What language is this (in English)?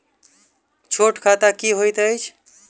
Maithili